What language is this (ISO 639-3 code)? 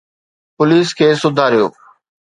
snd